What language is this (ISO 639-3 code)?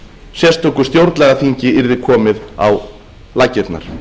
isl